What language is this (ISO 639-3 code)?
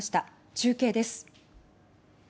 jpn